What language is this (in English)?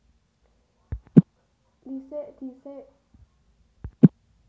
Javanese